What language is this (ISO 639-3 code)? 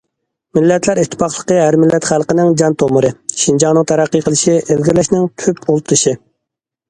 uig